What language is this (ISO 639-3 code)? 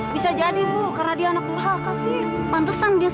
ind